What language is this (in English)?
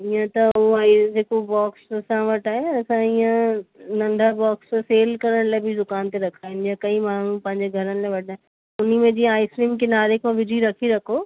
Sindhi